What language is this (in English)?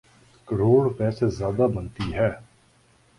Urdu